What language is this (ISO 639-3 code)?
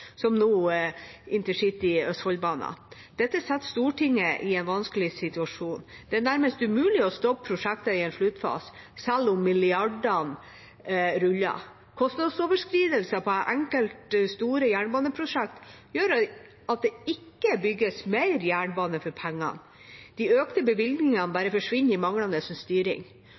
nob